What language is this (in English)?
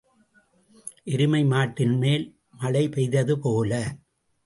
Tamil